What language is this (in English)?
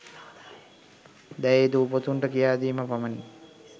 Sinhala